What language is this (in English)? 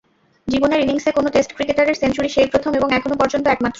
Bangla